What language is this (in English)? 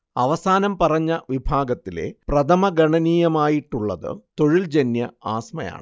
Malayalam